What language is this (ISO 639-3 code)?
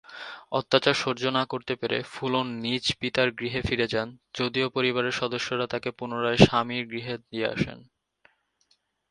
ben